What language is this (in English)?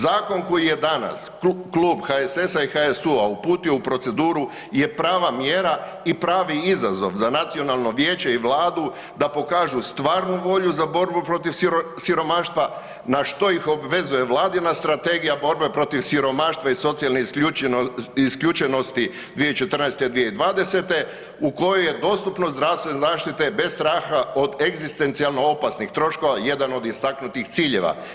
Croatian